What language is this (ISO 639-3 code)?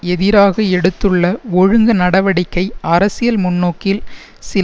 tam